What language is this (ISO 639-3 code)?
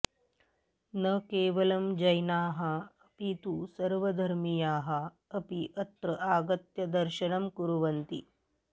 san